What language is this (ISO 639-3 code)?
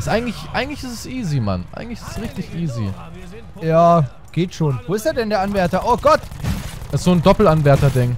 deu